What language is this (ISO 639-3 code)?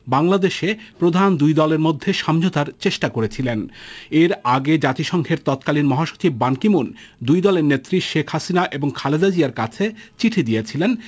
ben